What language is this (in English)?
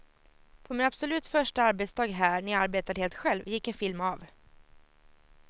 Swedish